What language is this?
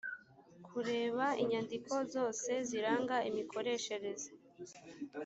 Kinyarwanda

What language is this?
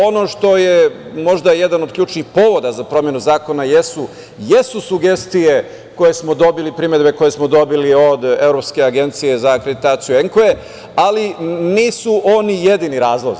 Serbian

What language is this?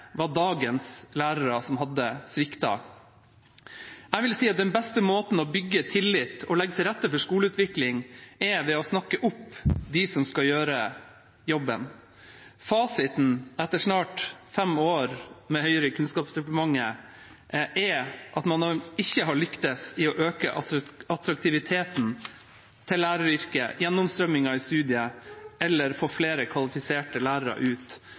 Norwegian Bokmål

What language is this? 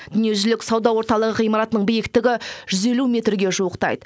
Kazakh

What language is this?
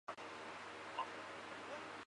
Chinese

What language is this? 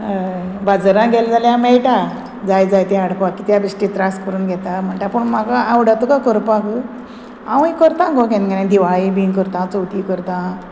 Konkani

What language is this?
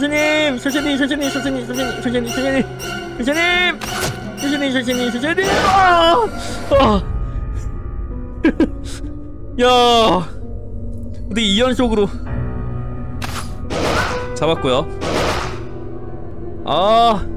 Korean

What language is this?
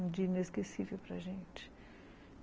Portuguese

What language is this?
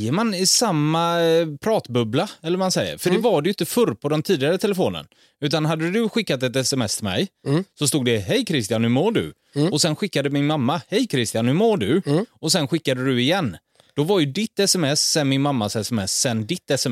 Swedish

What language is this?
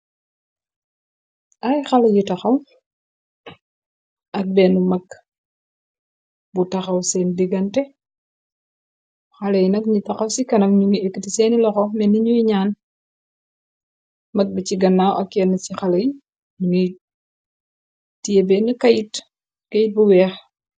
Wolof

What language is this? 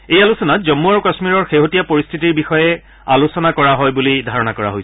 Assamese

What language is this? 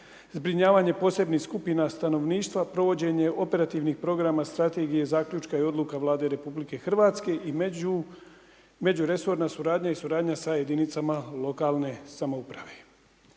Croatian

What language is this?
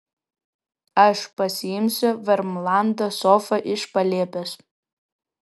Lithuanian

